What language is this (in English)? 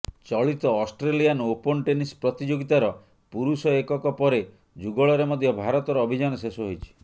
Odia